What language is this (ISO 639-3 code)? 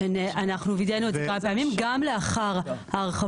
heb